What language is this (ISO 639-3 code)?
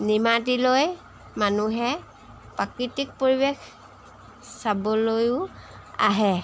asm